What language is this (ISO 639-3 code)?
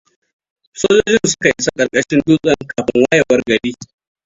hau